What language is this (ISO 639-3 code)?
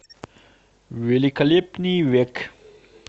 rus